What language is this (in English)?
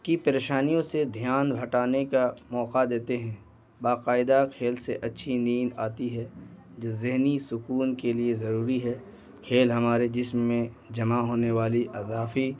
Urdu